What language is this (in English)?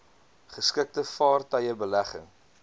Afrikaans